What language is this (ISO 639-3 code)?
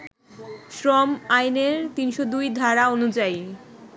ben